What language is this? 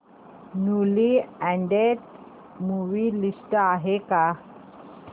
Marathi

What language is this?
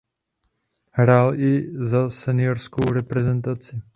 Czech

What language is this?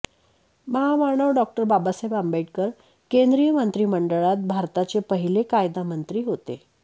Marathi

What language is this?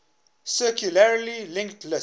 English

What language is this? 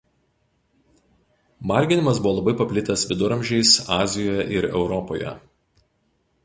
Lithuanian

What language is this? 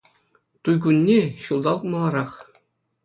Chuvash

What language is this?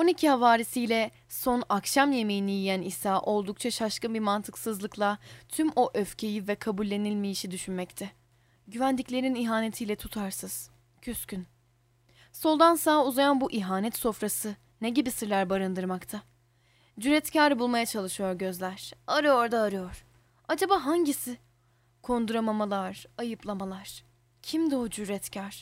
Turkish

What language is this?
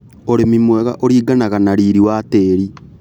Kikuyu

